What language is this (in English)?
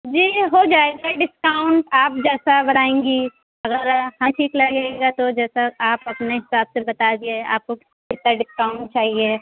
Urdu